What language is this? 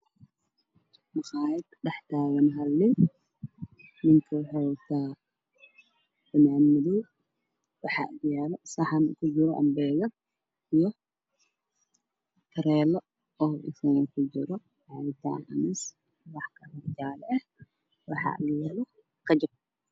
Somali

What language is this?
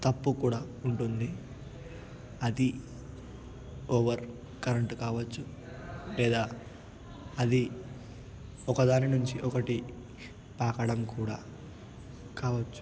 Telugu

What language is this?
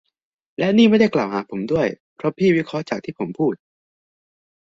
Thai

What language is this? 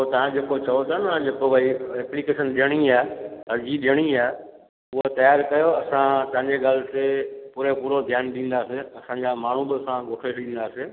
Sindhi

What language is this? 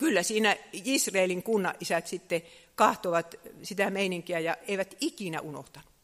Finnish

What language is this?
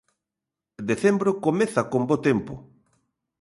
Galician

